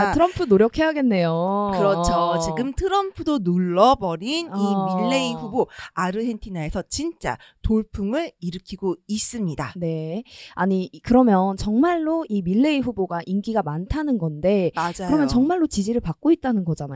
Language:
Korean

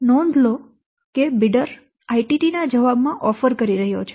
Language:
Gujarati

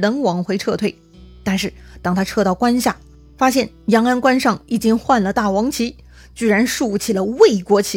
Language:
Chinese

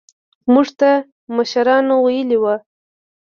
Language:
Pashto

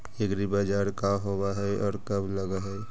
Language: Magahi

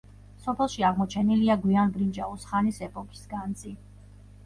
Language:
Georgian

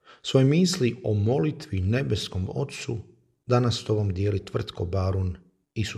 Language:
Croatian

